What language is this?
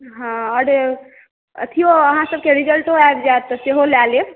Maithili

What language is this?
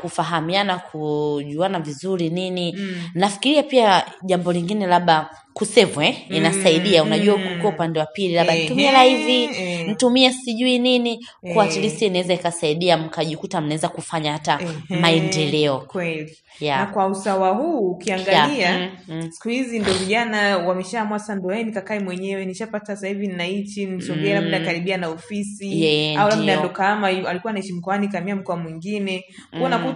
Swahili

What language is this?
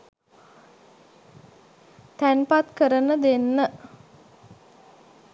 Sinhala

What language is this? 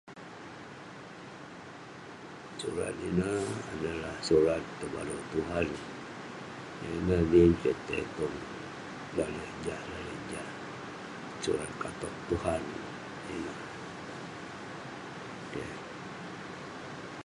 Western Penan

